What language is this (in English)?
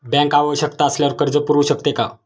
Marathi